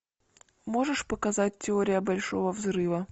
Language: Russian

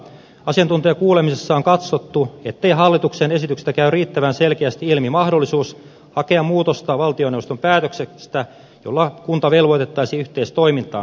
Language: Finnish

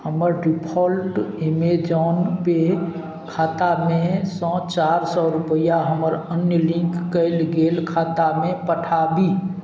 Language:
Maithili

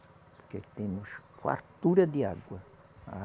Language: Portuguese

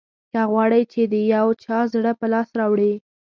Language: Pashto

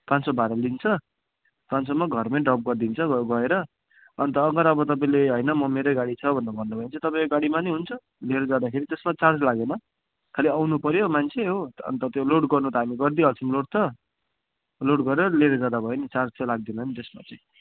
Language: Nepali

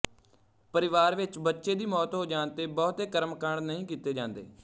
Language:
Punjabi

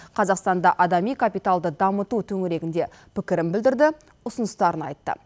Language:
Kazakh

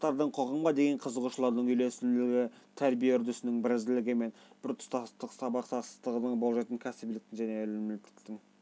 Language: Kazakh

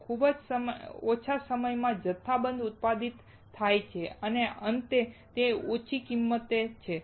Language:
Gujarati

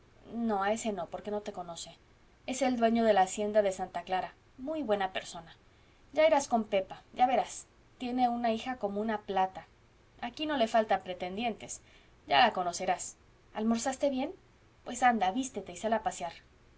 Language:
Spanish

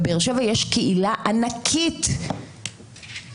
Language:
Hebrew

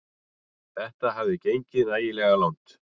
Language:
Icelandic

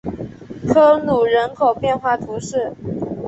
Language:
Chinese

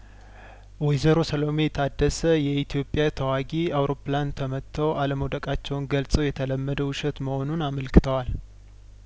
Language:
Amharic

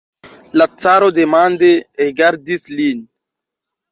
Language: Esperanto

